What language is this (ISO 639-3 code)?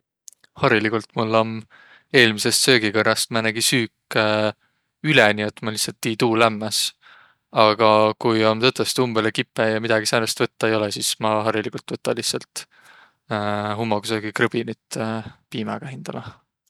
vro